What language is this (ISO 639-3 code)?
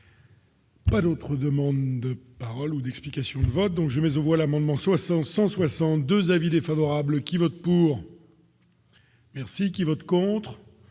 fra